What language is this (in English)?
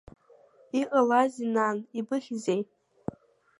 Abkhazian